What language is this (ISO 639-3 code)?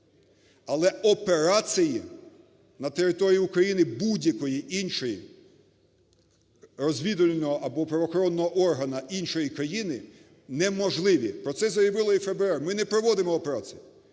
ukr